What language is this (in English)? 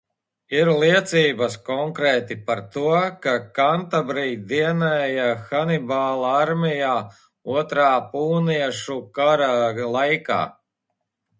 Latvian